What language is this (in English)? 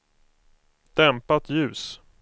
Swedish